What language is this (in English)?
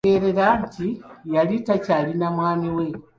Ganda